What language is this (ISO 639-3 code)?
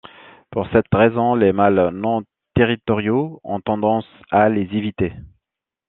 fra